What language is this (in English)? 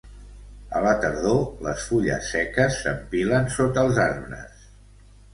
Catalan